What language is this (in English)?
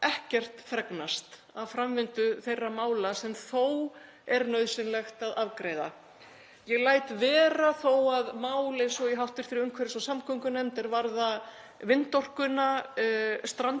Icelandic